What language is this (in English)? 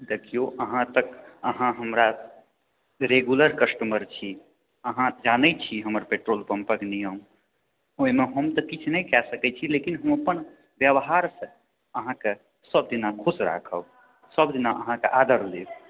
Maithili